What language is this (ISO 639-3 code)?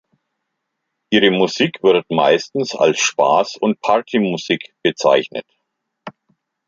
deu